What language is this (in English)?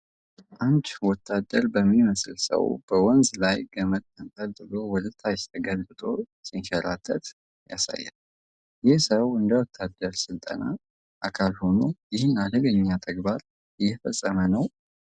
Amharic